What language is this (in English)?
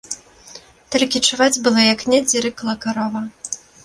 Belarusian